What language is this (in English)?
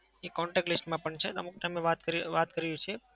Gujarati